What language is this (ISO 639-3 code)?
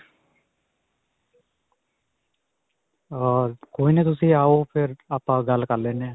pan